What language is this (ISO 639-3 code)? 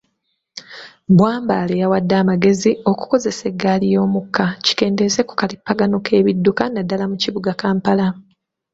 lug